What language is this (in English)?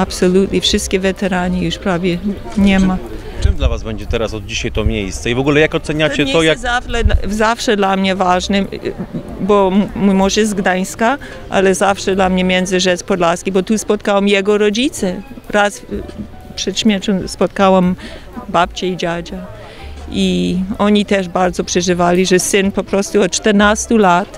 Polish